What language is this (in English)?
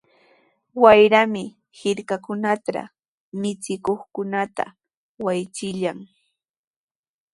Sihuas Ancash Quechua